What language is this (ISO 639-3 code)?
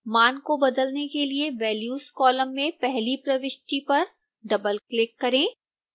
hin